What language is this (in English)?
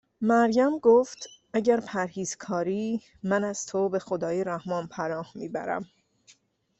Persian